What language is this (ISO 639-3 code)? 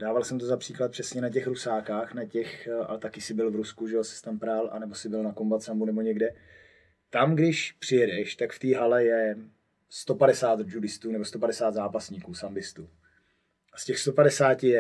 ces